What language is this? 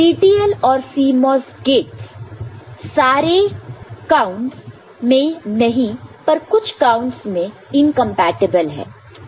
Hindi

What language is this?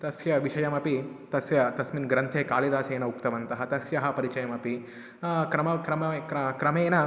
Sanskrit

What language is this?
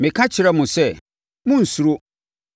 Akan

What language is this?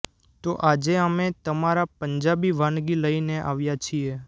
Gujarati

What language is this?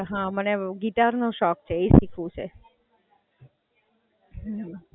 Gujarati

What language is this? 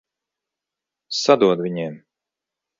Latvian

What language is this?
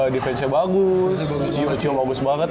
Indonesian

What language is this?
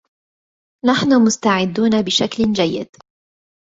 Arabic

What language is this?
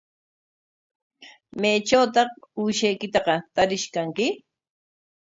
Corongo Ancash Quechua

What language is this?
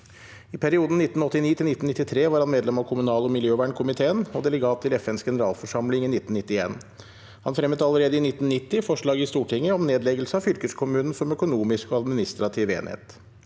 Norwegian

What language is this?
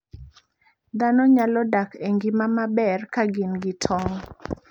Luo (Kenya and Tanzania)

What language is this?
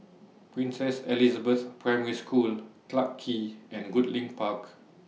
English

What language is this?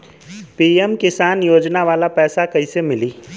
Bhojpuri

